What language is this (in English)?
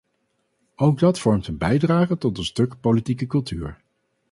Dutch